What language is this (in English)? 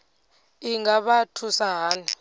Venda